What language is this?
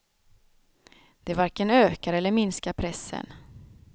Swedish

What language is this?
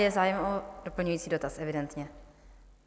Czech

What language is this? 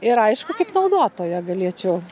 Lithuanian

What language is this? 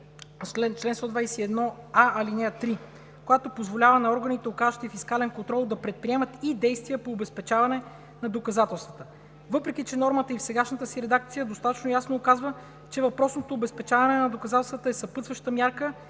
Bulgarian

